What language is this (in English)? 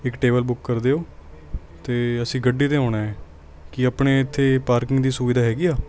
Punjabi